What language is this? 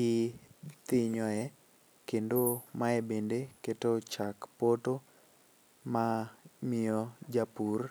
Luo (Kenya and Tanzania)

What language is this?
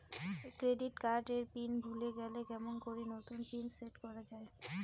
Bangla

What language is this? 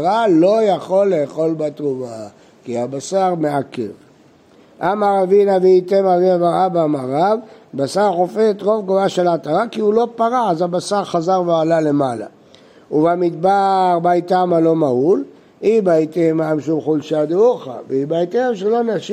Hebrew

